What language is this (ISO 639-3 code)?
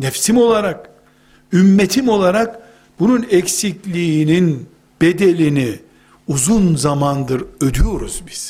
tur